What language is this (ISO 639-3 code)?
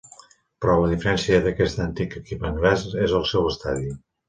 cat